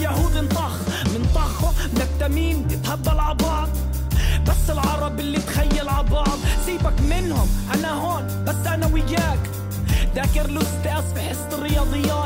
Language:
Arabic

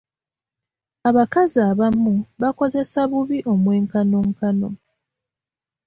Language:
Ganda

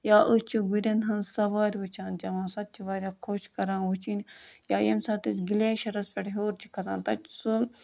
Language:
Kashmiri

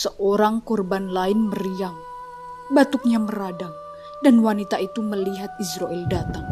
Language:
Indonesian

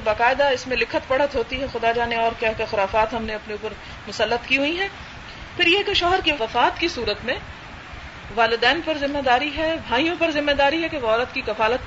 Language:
Urdu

